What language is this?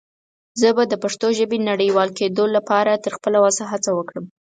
Pashto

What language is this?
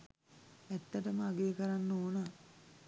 Sinhala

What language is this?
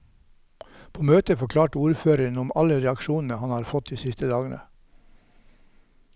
Norwegian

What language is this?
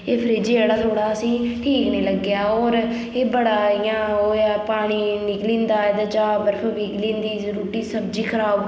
Dogri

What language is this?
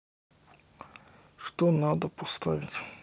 Russian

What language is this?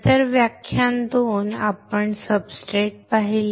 Marathi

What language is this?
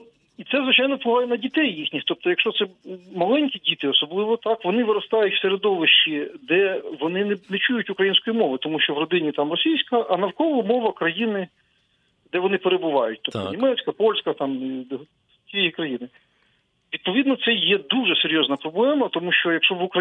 Ukrainian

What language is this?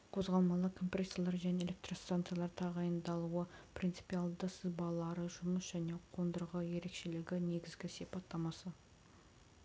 Kazakh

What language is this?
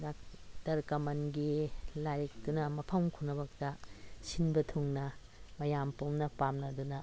Manipuri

